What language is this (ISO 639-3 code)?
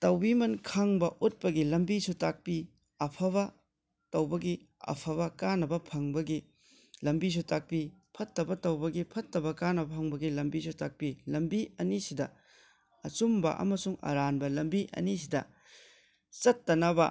mni